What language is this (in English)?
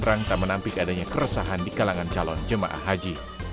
Indonesian